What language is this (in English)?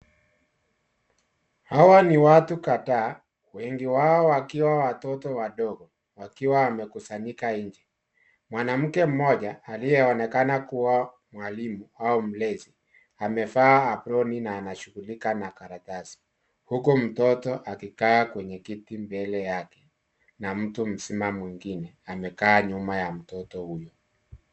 Swahili